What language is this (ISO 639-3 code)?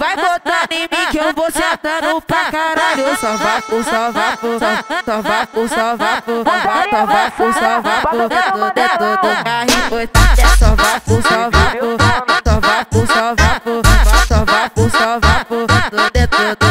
por